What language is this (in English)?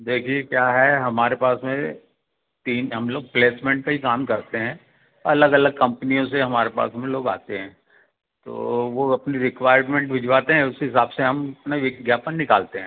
Hindi